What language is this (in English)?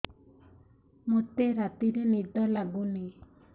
Odia